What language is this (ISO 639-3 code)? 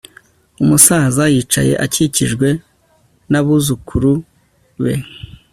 kin